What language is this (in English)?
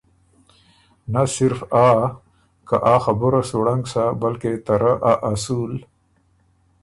Ormuri